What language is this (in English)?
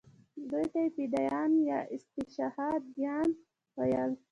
Pashto